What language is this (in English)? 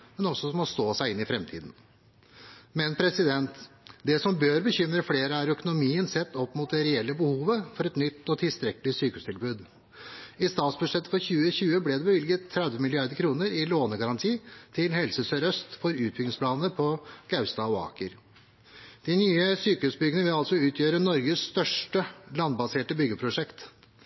Norwegian Bokmål